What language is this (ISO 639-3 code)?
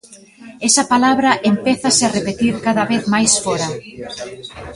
glg